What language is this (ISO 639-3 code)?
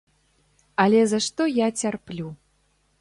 bel